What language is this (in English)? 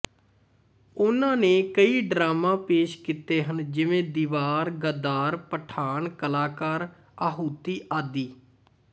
Punjabi